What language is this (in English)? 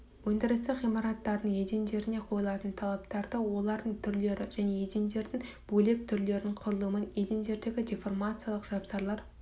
Kazakh